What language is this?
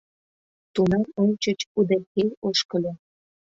Mari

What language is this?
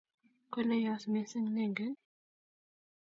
Kalenjin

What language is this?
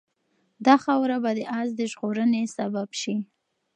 Pashto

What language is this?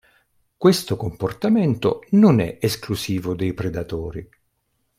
Italian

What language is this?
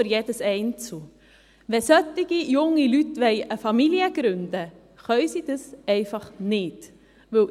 Swiss German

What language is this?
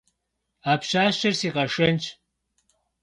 Kabardian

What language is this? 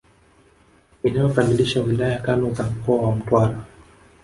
Swahili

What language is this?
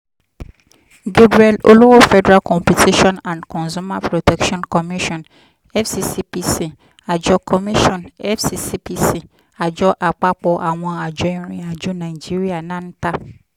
Yoruba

